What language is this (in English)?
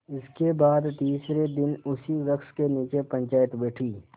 Hindi